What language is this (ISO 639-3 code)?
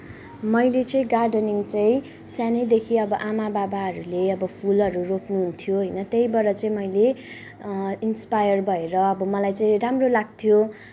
nep